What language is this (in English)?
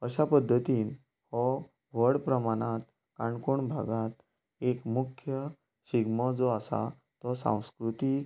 Konkani